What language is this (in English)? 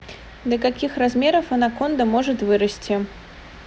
Russian